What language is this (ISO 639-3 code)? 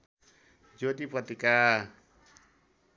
nep